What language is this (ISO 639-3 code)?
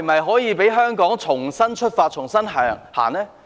yue